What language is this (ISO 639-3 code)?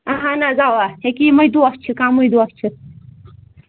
kas